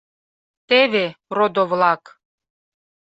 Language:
Mari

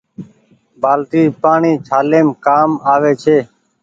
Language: Goaria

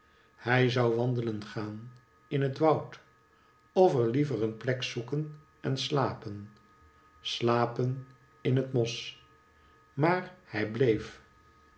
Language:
Dutch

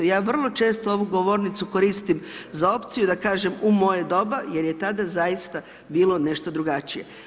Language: Croatian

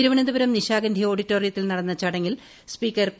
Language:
Malayalam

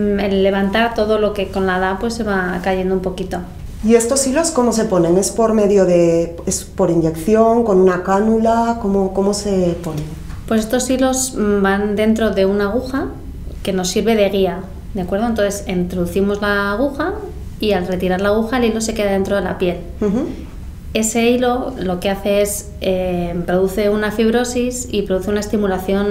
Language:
Spanish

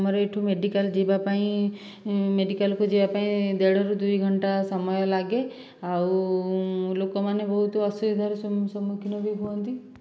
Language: Odia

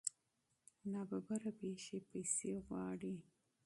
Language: Pashto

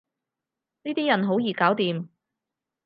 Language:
Cantonese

